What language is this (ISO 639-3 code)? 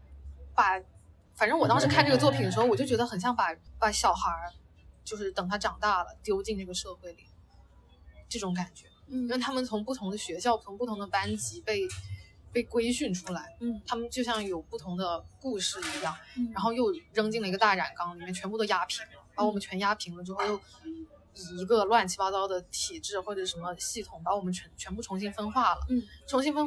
zho